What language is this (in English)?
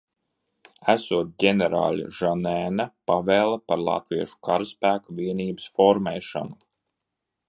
Latvian